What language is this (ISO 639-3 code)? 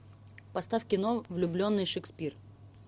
rus